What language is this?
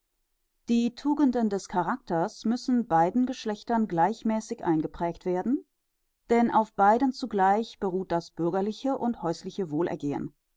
German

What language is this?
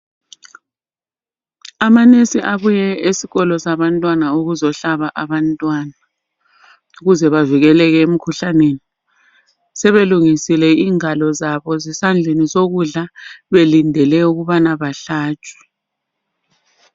North Ndebele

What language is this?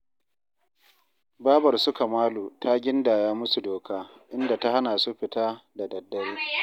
Hausa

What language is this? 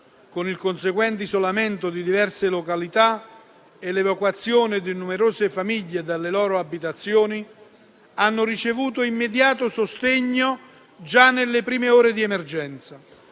Italian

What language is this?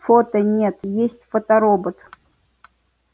Russian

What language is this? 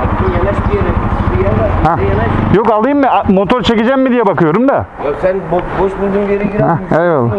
Turkish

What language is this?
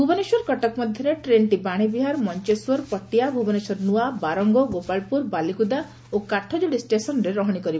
Odia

